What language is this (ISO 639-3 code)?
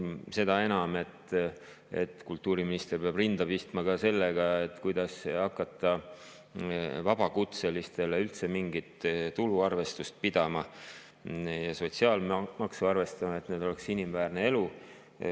est